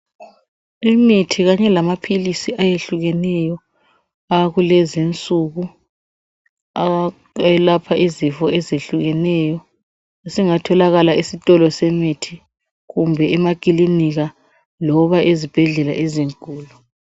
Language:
North Ndebele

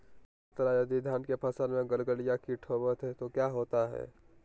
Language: Magahi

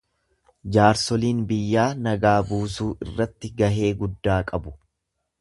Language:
Oromo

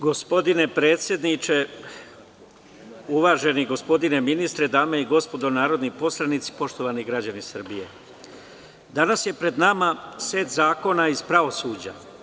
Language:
Serbian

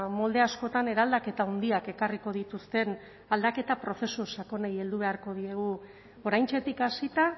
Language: Basque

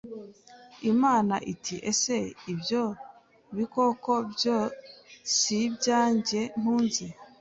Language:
Kinyarwanda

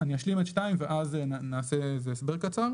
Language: Hebrew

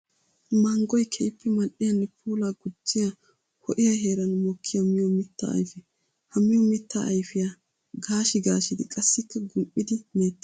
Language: Wolaytta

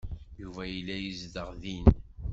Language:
Kabyle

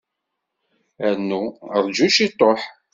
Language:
Kabyle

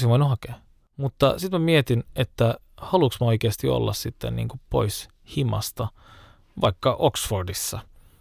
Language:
Finnish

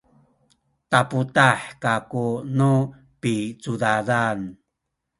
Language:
Sakizaya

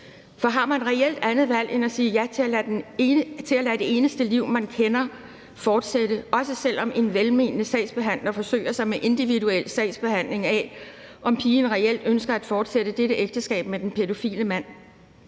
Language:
Danish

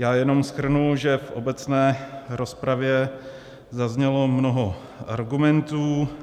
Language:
Czech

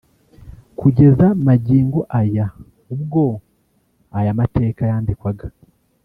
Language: Kinyarwanda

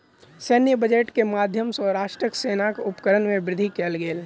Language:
Maithili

